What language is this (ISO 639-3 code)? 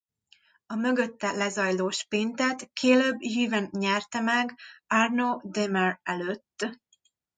hun